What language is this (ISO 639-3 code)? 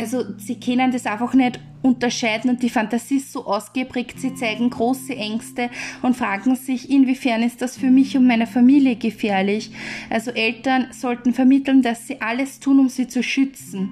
deu